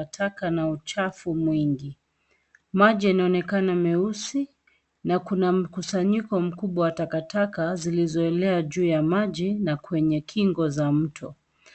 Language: Swahili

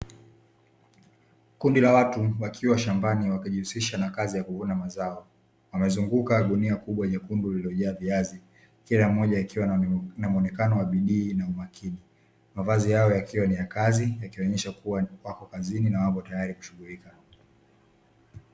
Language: Swahili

